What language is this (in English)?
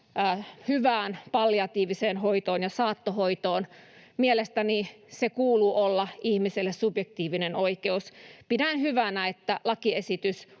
Finnish